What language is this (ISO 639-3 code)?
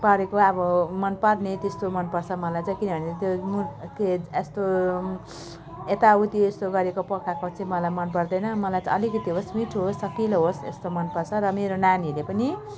nep